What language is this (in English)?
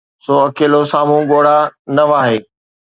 Sindhi